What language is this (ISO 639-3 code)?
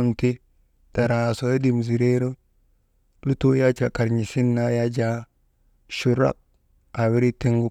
mde